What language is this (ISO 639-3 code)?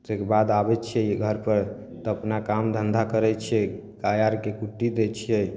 mai